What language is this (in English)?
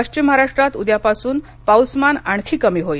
Marathi